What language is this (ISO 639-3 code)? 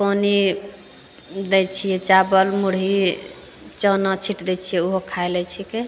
mai